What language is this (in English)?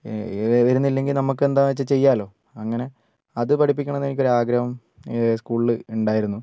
Malayalam